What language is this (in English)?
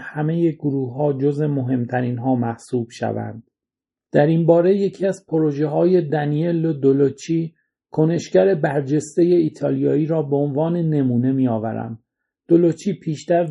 Persian